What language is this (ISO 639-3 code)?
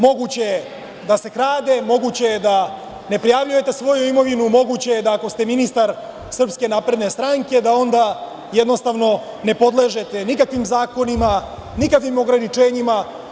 srp